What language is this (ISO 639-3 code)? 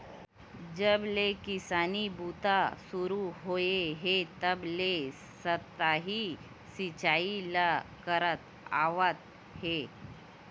hne